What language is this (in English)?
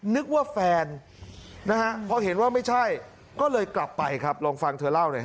Thai